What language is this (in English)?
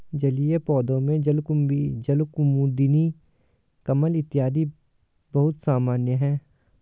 Hindi